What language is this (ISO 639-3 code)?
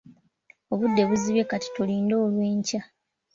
lug